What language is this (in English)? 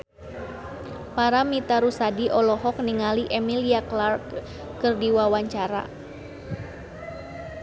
Sundanese